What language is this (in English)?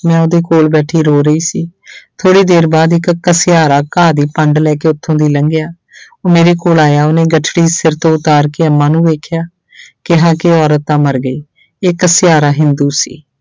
Punjabi